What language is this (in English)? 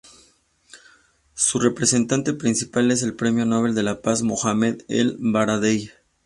Spanish